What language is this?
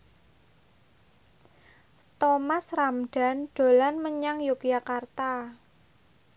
Javanese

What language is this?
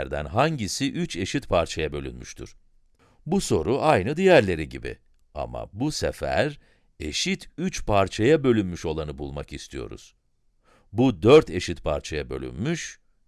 Turkish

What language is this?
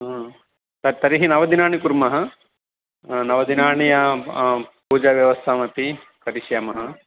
Sanskrit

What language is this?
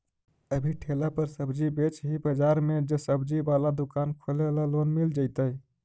Magahi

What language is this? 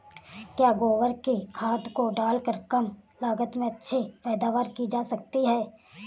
Hindi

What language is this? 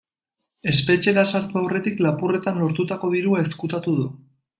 Basque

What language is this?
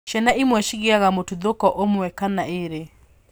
Kikuyu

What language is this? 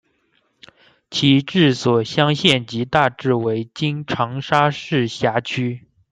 Chinese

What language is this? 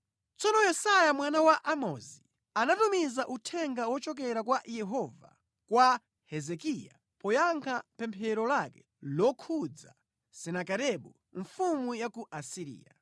Nyanja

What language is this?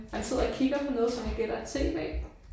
Danish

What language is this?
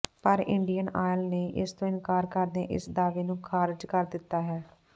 Punjabi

